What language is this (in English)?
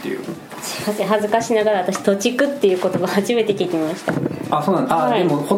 Japanese